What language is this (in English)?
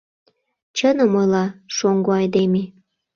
Mari